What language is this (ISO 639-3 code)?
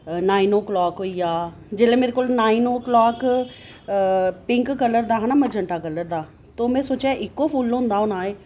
doi